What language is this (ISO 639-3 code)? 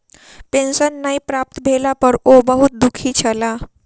mai